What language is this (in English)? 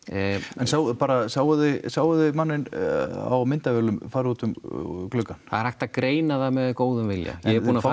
Icelandic